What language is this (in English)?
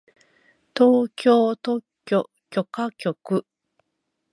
Japanese